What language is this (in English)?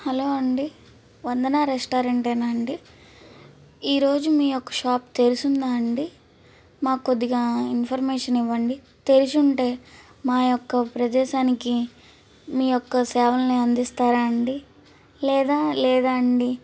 Telugu